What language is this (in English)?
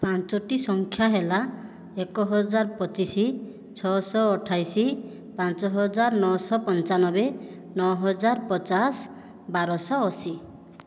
Odia